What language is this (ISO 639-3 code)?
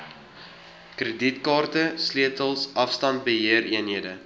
afr